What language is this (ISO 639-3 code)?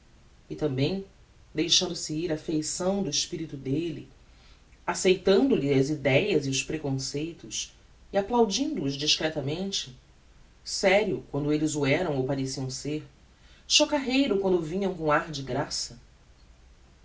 por